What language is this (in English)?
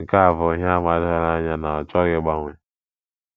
Igbo